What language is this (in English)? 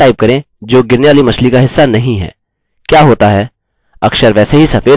Hindi